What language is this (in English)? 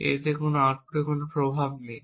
Bangla